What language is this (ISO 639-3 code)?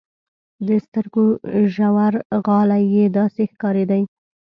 pus